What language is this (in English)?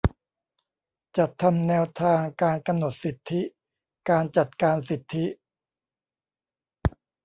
Thai